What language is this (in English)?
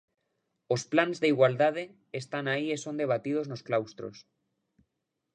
Galician